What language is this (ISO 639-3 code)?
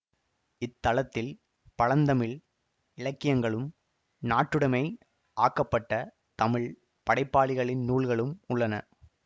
tam